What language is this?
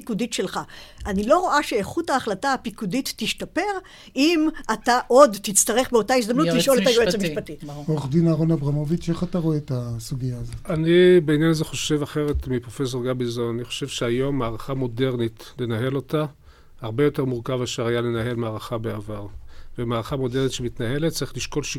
Hebrew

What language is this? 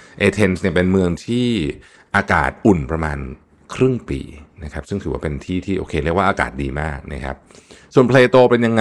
Thai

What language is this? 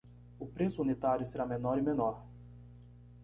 Portuguese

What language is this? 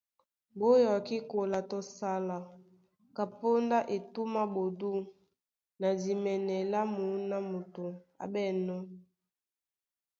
Duala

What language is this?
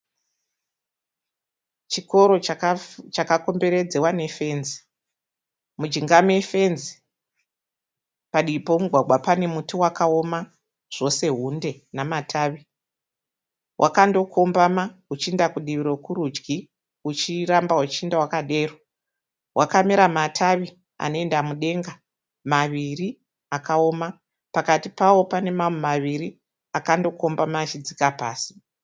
Shona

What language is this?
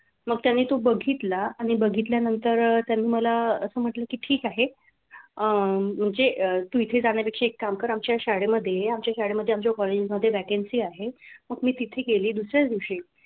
Marathi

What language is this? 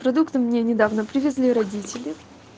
Russian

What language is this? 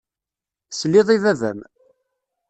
Kabyle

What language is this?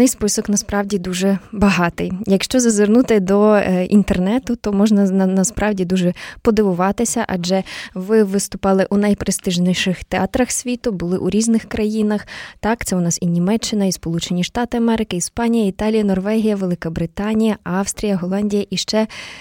Ukrainian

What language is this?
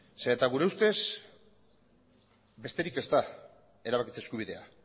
Basque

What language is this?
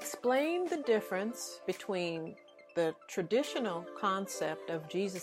English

